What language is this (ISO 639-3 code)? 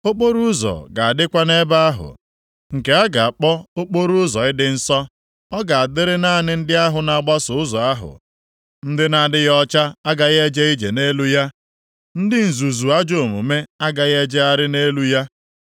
ibo